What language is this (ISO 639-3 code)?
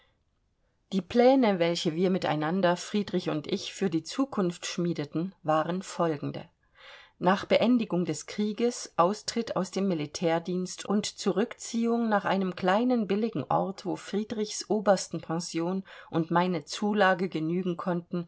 deu